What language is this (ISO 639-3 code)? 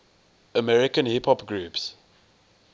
eng